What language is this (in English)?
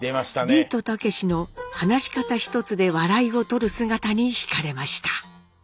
Japanese